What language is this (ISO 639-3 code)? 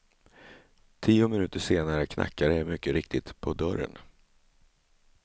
swe